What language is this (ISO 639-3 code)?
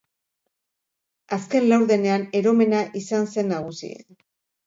eus